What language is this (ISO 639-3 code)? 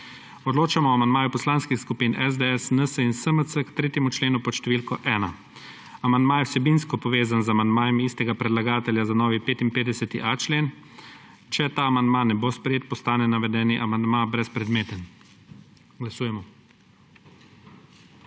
slv